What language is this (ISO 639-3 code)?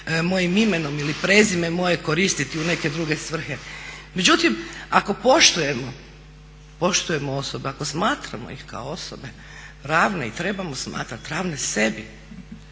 hrv